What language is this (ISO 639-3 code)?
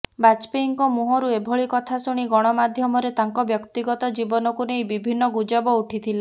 ori